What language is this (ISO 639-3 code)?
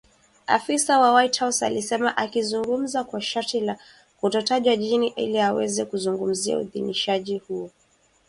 swa